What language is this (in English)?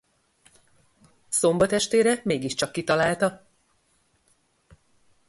Hungarian